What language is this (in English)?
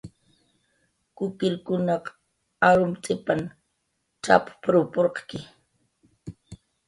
Jaqaru